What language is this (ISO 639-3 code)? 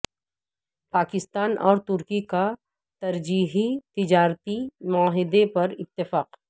urd